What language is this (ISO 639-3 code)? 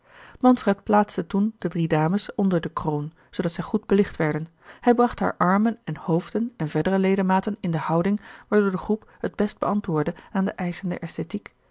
nld